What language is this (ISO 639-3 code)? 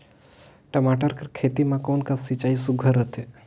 hne